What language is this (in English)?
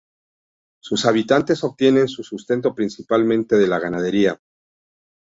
Spanish